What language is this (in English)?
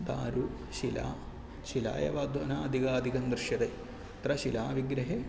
Sanskrit